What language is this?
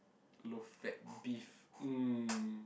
English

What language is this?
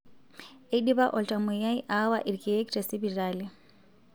Masai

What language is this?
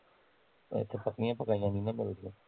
Punjabi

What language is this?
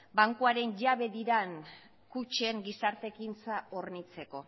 Basque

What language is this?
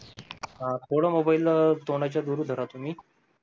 Marathi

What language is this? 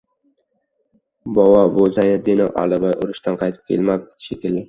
Uzbek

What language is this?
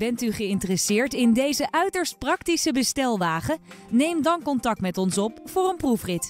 Dutch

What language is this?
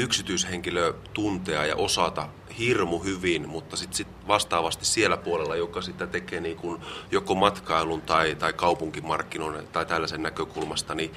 Finnish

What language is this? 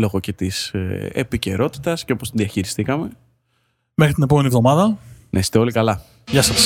Greek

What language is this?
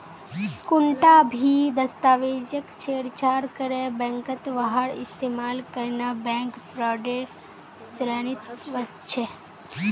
Magahi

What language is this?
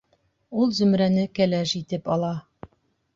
Bashkir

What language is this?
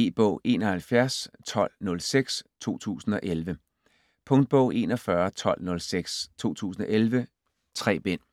Danish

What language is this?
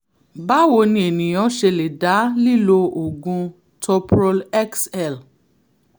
Yoruba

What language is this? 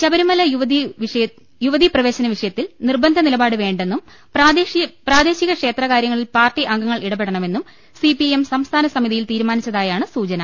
Malayalam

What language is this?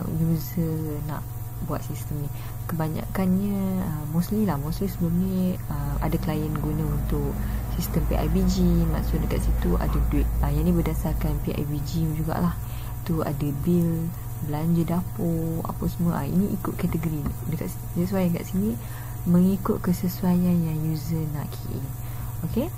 Malay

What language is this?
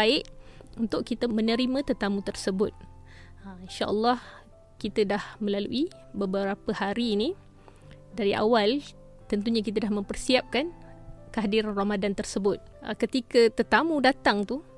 Malay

